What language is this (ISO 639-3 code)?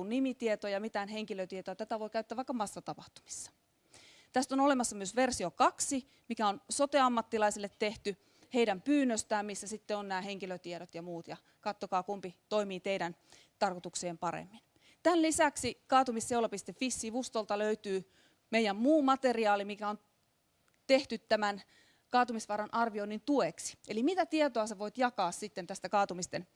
fin